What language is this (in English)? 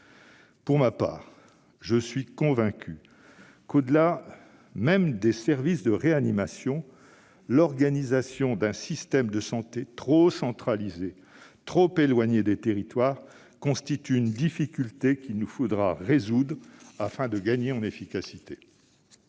French